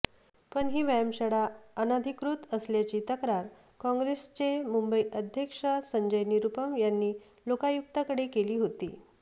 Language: Marathi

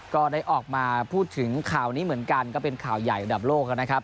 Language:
Thai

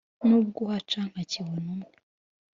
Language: Kinyarwanda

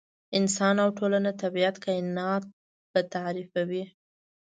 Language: Pashto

